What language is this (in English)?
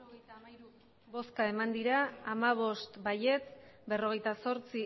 Basque